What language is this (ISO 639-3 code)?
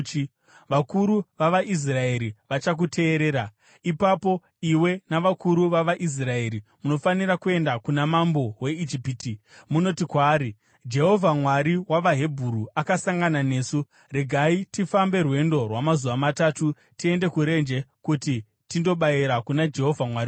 sna